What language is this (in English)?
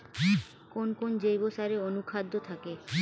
Bangla